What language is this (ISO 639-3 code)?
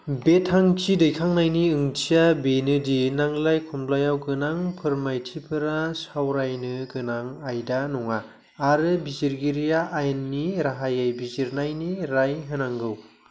brx